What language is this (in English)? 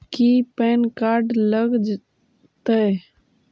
Magahi